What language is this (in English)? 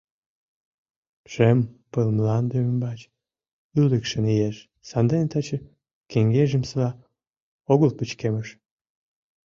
Mari